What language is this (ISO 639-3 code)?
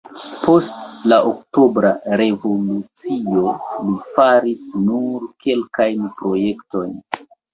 epo